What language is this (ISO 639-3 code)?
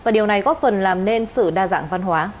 vie